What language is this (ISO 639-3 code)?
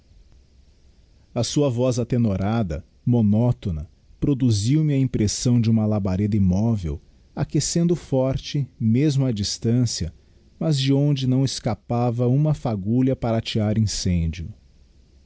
por